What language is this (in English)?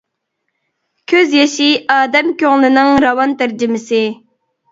Uyghur